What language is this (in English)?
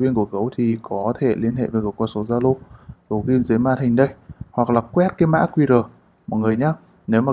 Vietnamese